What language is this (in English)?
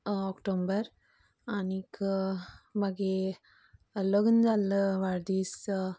Konkani